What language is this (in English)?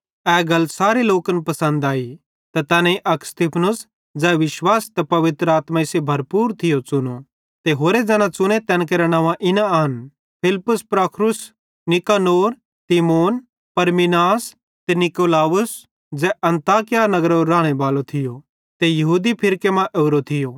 Bhadrawahi